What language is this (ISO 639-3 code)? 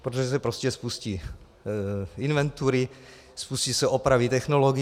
ces